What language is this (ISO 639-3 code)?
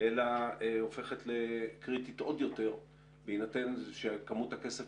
heb